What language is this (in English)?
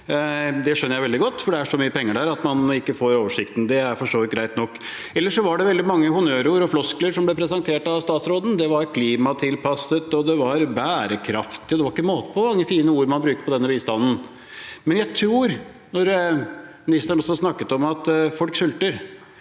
Norwegian